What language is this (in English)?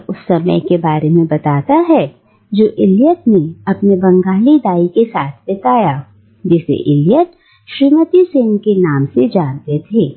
Hindi